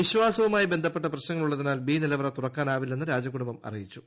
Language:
Malayalam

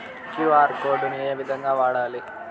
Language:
Telugu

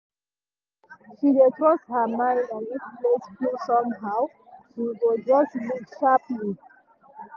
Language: Nigerian Pidgin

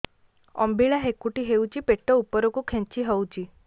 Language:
Odia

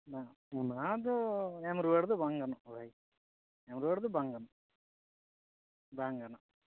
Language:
Santali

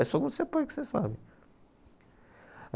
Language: Portuguese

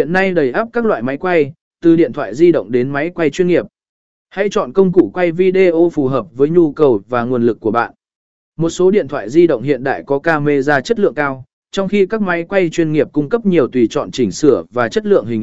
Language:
Vietnamese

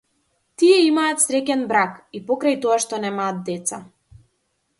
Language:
Macedonian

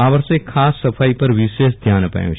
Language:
Gujarati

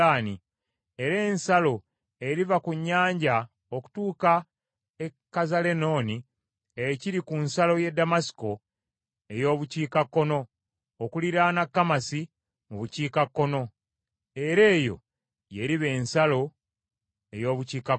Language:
Ganda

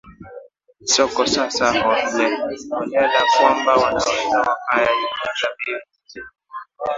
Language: Swahili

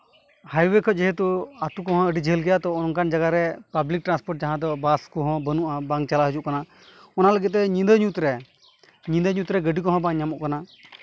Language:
Santali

